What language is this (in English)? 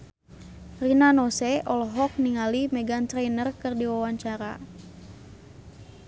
Sundanese